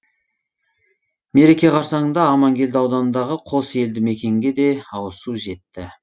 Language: Kazakh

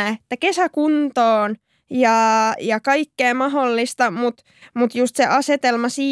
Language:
Finnish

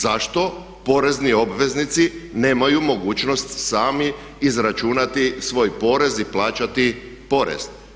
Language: Croatian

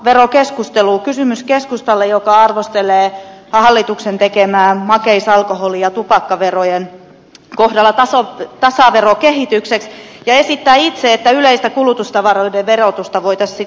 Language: Finnish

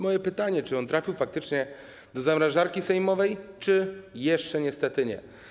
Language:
Polish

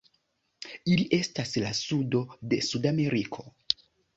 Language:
Esperanto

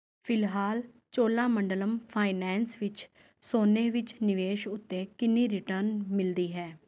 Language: Punjabi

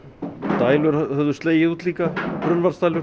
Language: Icelandic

